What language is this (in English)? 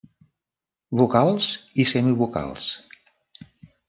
Catalan